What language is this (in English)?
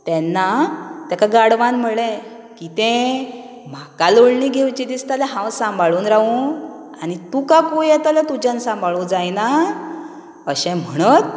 Konkani